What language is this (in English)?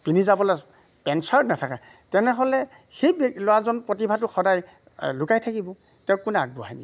Assamese